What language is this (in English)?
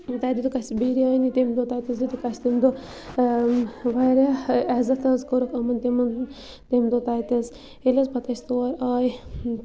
Kashmiri